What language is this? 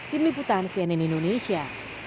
Indonesian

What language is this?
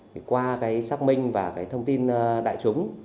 Vietnamese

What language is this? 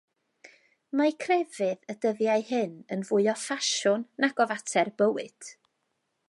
Welsh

